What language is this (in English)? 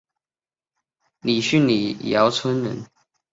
Chinese